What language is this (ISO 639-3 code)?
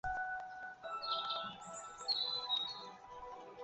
zho